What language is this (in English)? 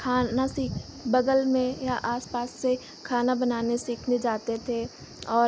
Hindi